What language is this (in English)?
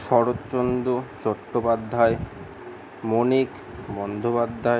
Bangla